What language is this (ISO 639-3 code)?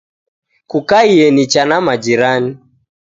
dav